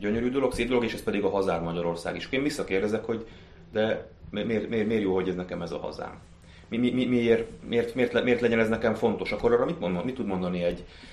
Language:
Hungarian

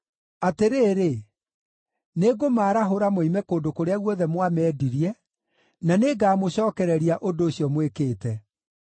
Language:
Kikuyu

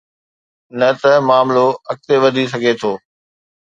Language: Sindhi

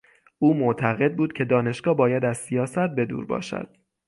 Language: Persian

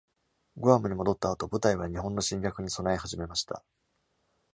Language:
Japanese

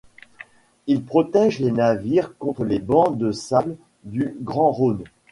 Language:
French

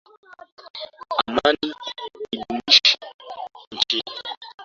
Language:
Swahili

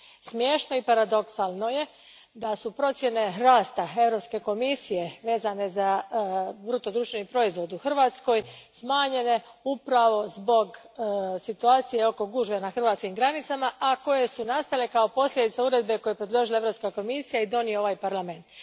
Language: Croatian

